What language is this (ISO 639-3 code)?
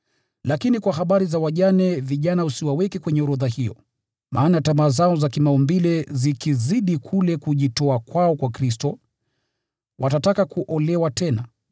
swa